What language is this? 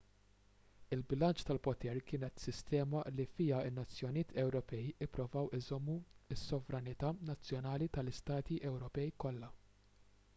Maltese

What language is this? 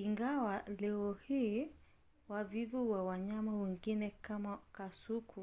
Swahili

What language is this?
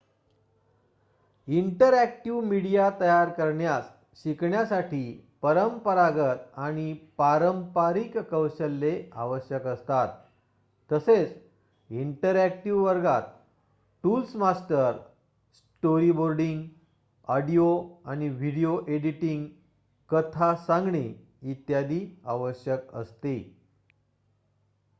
Marathi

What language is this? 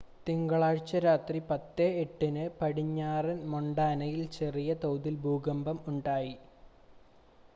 Malayalam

